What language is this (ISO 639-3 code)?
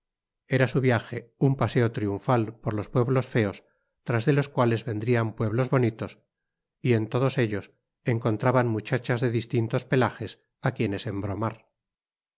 spa